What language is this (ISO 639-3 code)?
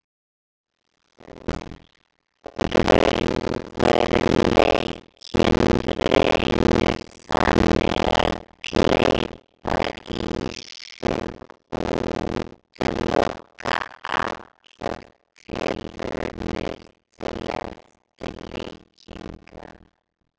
isl